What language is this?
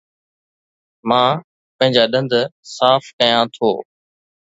Sindhi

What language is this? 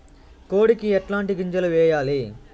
Telugu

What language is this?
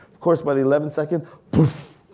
English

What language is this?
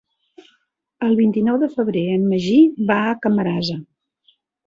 Catalan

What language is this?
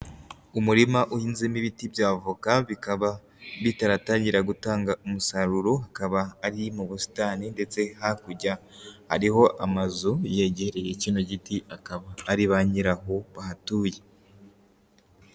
Kinyarwanda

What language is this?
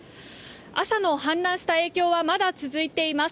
Japanese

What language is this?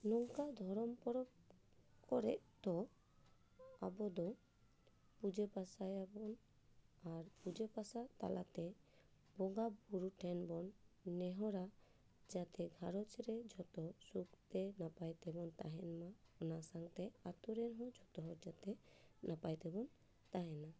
Santali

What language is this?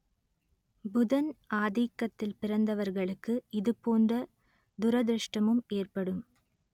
Tamil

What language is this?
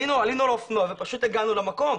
Hebrew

